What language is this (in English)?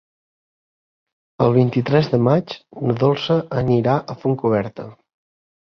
Catalan